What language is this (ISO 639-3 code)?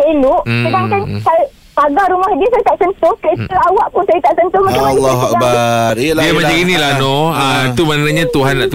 msa